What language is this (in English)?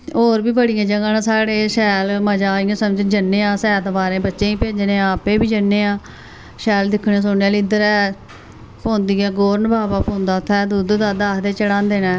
Dogri